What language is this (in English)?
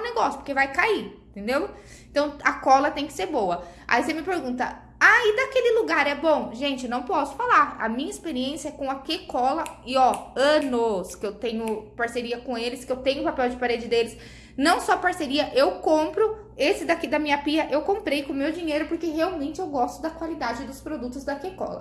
Portuguese